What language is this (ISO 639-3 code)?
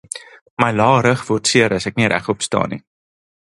afr